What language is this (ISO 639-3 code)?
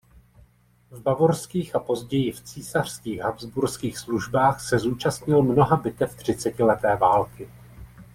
ces